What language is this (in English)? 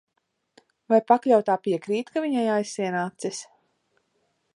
Latvian